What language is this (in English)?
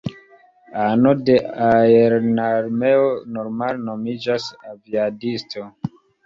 Esperanto